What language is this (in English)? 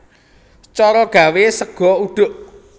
Javanese